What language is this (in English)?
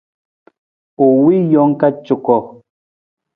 Nawdm